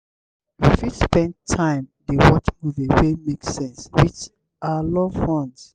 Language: Nigerian Pidgin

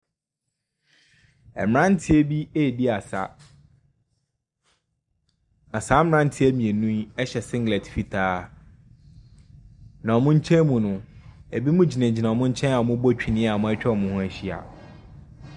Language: Akan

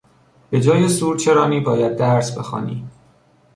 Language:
Persian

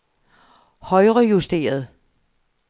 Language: Danish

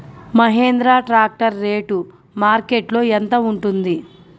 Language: Telugu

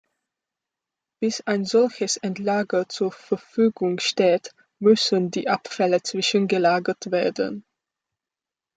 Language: German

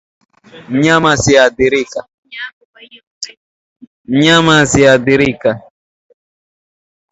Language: Swahili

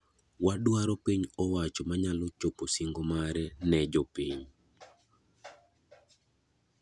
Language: Luo (Kenya and Tanzania)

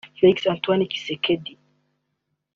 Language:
Kinyarwanda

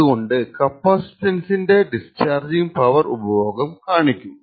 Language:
Malayalam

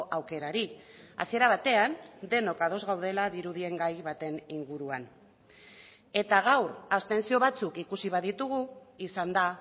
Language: Basque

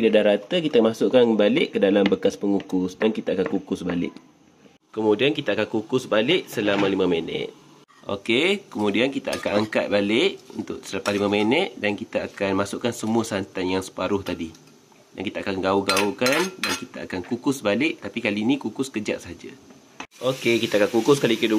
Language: Malay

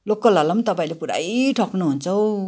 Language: Nepali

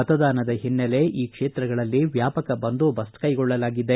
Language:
Kannada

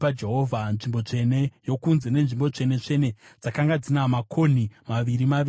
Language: Shona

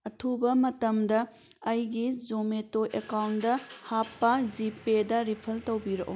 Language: Manipuri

